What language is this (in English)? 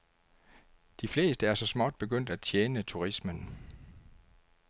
Danish